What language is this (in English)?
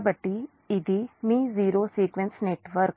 Telugu